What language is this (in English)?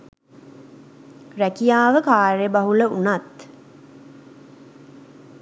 Sinhala